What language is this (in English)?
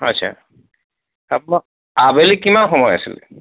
Assamese